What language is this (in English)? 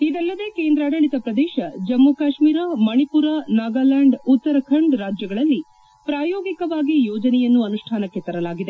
Kannada